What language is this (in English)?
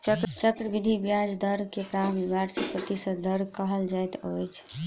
Maithili